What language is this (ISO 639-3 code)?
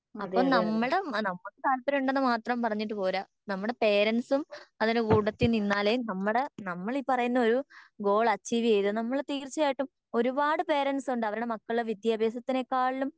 mal